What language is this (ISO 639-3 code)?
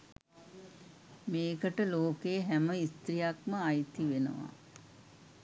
sin